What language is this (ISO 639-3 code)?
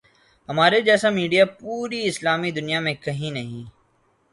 urd